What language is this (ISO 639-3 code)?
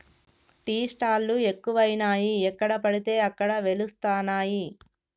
tel